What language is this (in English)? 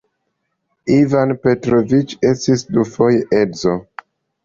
Esperanto